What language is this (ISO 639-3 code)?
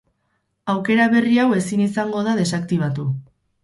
eus